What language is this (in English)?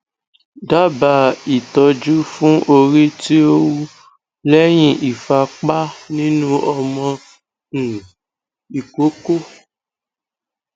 Yoruba